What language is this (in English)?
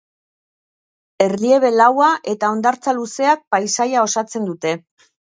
Basque